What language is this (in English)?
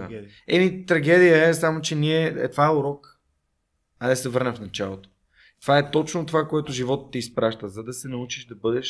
Bulgarian